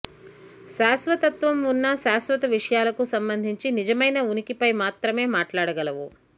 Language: Telugu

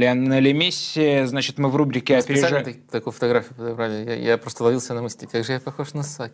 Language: Russian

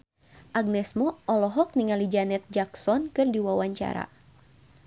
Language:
Sundanese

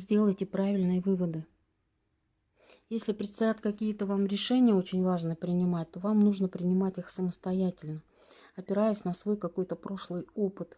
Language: Russian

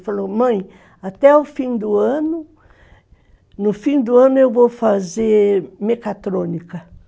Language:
Portuguese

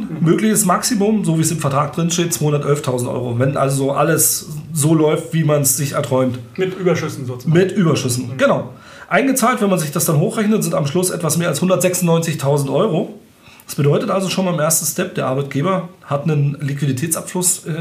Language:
German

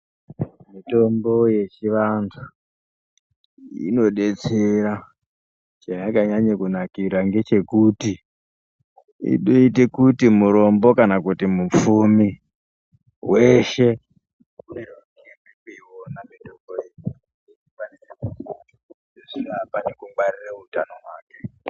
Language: Ndau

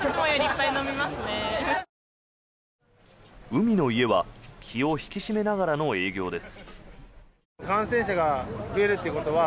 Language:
Japanese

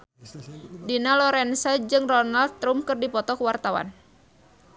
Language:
Sundanese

